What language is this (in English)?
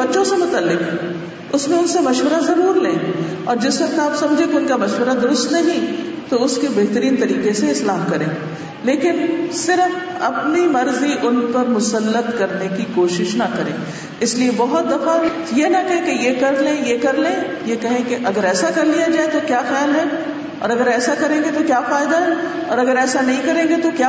Urdu